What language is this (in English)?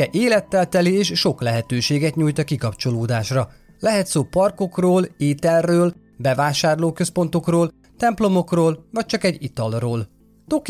Hungarian